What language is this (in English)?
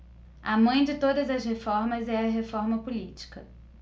Portuguese